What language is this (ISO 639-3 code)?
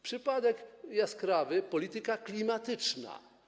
pol